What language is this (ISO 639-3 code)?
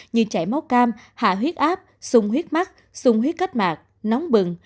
vie